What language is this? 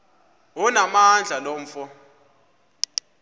Xhosa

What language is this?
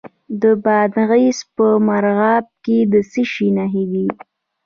Pashto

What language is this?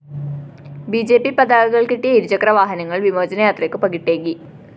Malayalam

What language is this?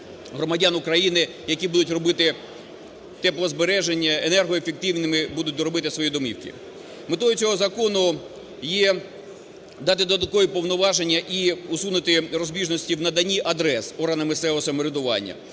Ukrainian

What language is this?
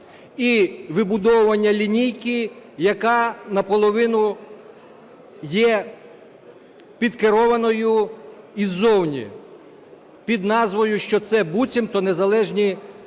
Ukrainian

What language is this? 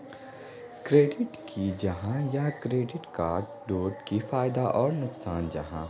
Magahi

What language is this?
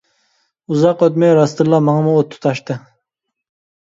Uyghur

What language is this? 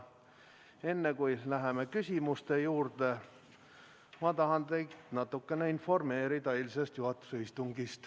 Estonian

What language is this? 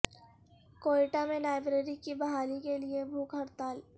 Urdu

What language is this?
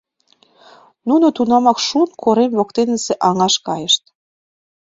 Mari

